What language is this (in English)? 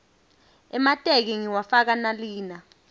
Swati